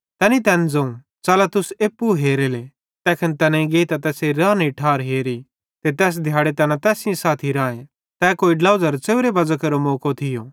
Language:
Bhadrawahi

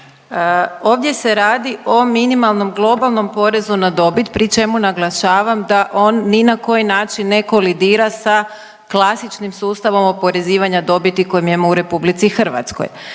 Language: Croatian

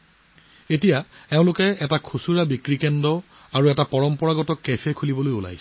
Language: Assamese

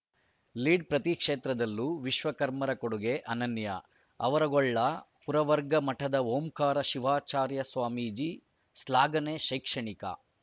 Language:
Kannada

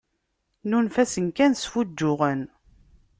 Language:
Kabyle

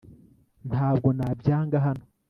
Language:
Kinyarwanda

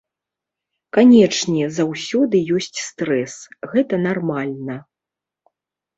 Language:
Belarusian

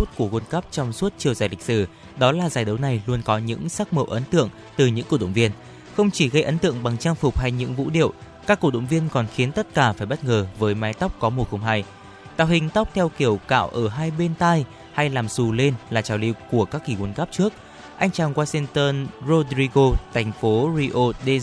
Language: Vietnamese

